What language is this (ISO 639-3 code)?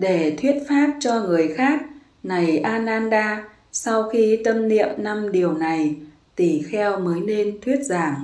vie